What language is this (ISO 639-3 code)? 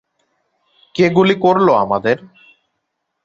ben